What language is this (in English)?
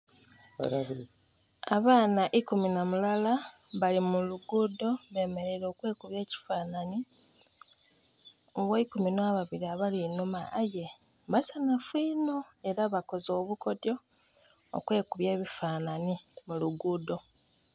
Soga